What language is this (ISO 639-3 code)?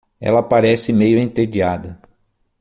por